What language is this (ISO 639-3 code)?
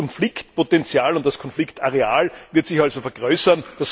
deu